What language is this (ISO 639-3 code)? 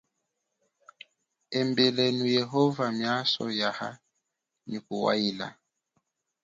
cjk